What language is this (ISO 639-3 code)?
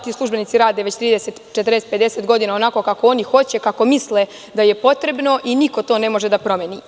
srp